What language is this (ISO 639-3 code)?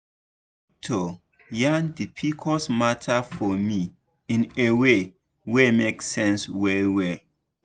pcm